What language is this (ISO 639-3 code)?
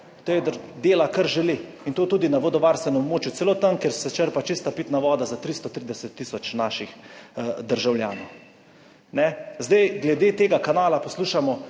slv